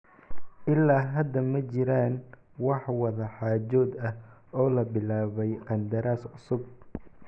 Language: Somali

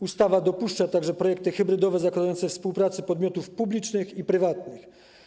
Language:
Polish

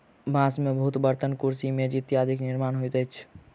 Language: Maithili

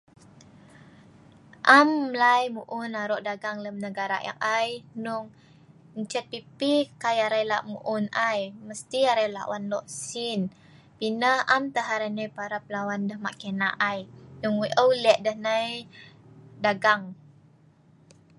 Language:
Sa'ban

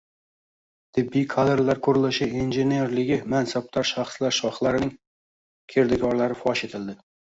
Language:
Uzbek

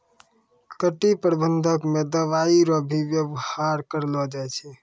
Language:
Maithili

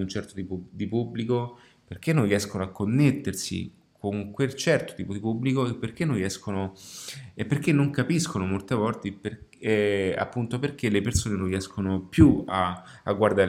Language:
Italian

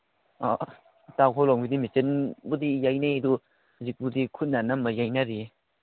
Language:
Manipuri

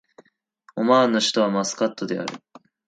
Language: Japanese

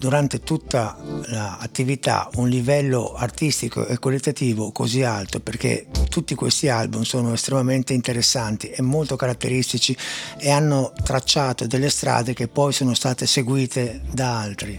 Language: Italian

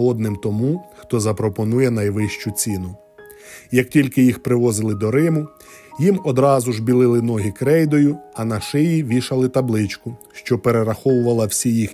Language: Ukrainian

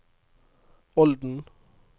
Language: Norwegian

